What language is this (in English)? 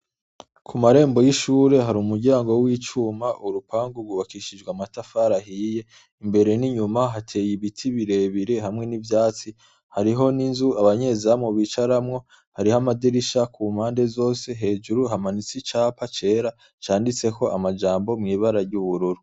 Rundi